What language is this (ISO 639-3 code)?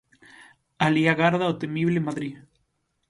glg